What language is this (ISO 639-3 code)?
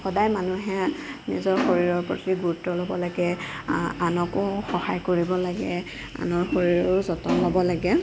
asm